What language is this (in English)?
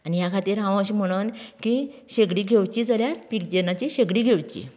Konkani